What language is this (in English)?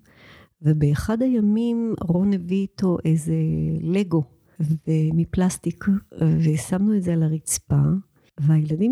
Hebrew